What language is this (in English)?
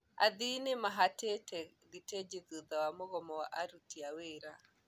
Kikuyu